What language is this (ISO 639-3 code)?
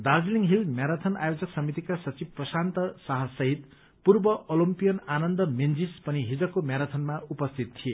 nep